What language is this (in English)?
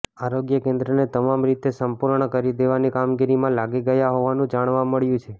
Gujarati